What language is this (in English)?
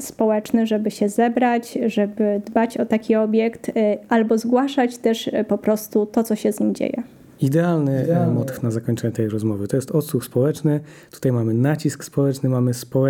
Polish